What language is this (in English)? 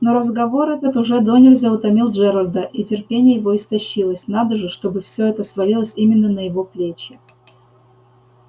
Russian